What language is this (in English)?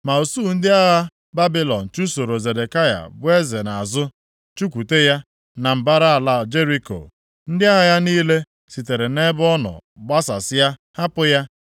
Igbo